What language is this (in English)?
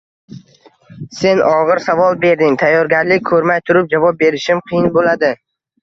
Uzbek